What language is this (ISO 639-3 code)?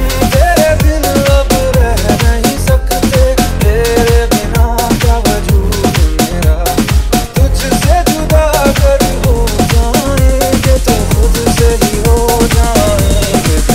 ara